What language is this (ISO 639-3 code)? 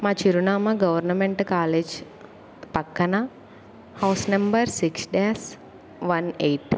tel